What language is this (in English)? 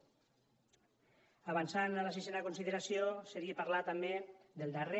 Catalan